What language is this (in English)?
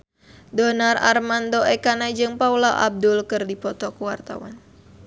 Sundanese